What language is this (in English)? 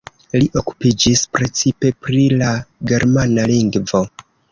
Esperanto